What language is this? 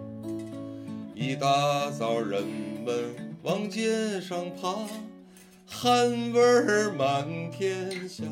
Chinese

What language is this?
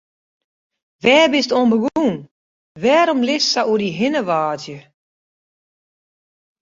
Western Frisian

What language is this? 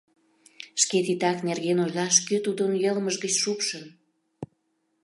Mari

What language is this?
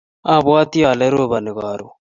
Kalenjin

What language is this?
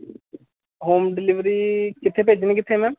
Punjabi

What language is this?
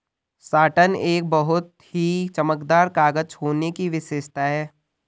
Hindi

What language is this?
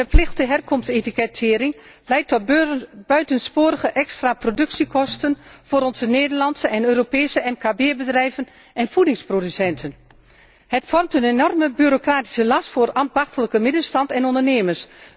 Dutch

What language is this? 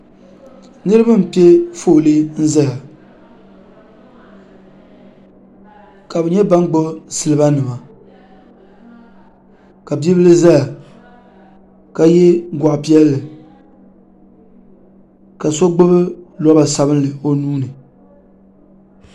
Dagbani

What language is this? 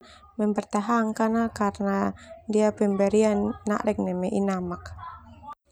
Termanu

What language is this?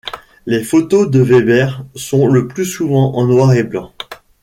French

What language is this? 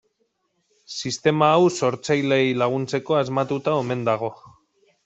Basque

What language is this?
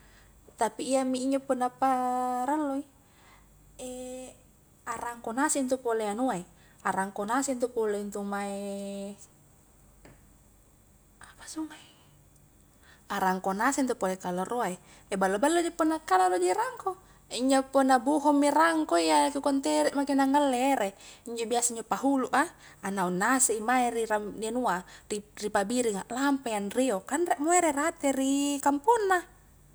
Highland Konjo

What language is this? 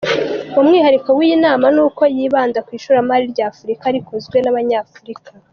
Kinyarwanda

